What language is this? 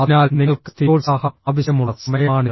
Malayalam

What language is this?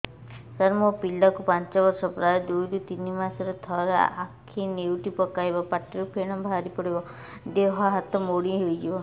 Odia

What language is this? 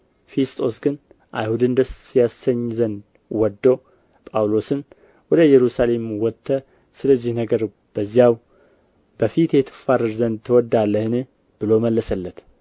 Amharic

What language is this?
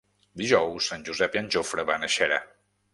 Catalan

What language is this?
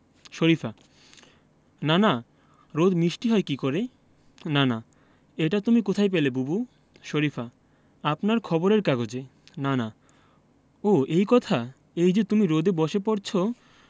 Bangla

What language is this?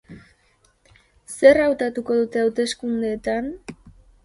Basque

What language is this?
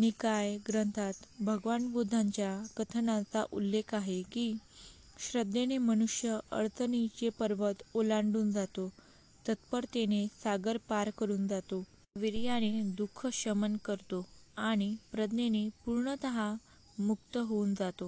Marathi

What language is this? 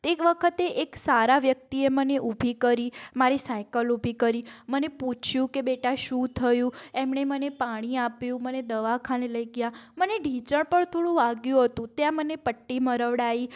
Gujarati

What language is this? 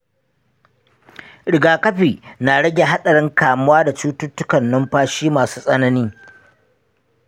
Hausa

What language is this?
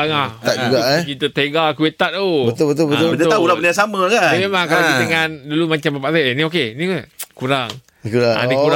Malay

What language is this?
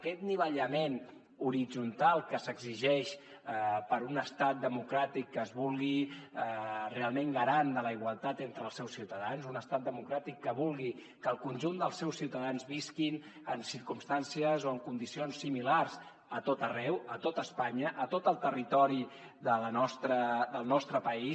Catalan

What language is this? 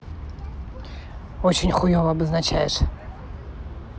Russian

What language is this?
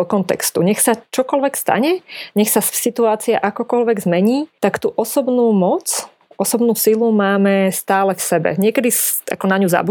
Slovak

